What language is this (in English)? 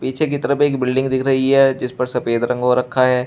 Hindi